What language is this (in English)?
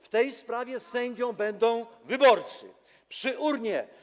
Polish